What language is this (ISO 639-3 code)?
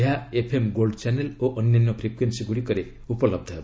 ori